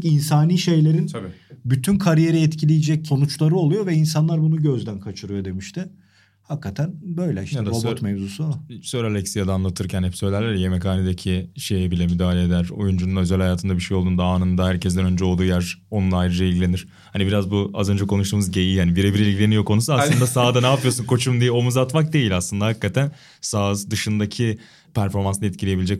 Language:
Turkish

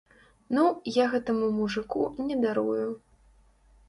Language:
Belarusian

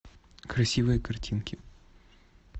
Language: Russian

